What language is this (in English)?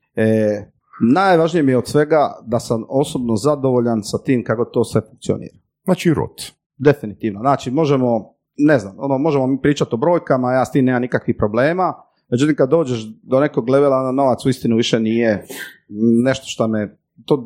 Croatian